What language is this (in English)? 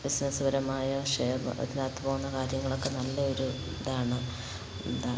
Malayalam